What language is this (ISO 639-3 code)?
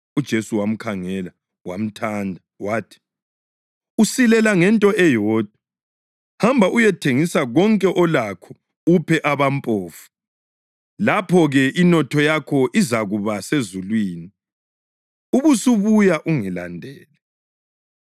nde